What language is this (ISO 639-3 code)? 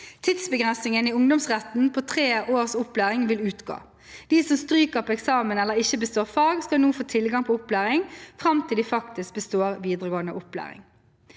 nor